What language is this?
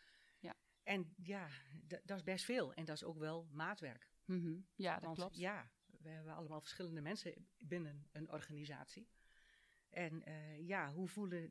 Dutch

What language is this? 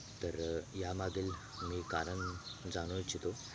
Marathi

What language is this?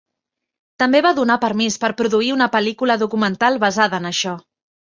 Catalan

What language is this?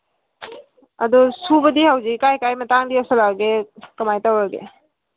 Manipuri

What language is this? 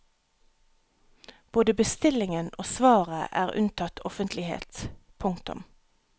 Norwegian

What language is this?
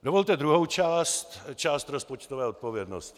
Czech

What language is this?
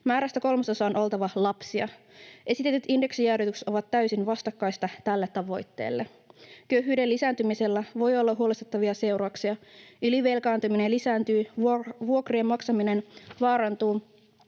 Finnish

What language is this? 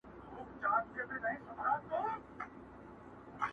Pashto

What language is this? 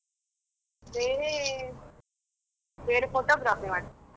Kannada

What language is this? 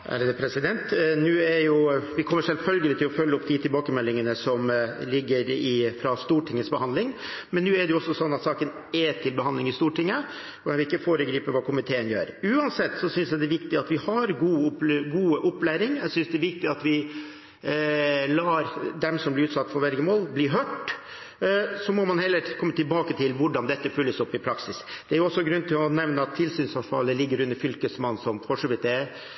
Norwegian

